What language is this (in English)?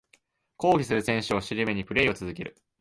Japanese